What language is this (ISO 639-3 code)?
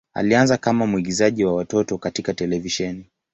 swa